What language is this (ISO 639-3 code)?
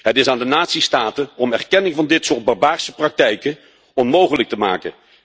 nld